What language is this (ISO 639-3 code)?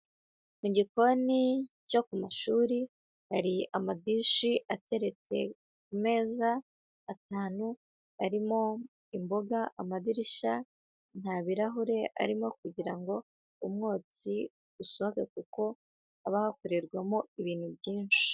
kin